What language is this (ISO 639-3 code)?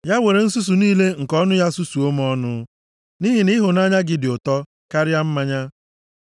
ibo